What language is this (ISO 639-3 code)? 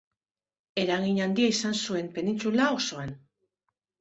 eus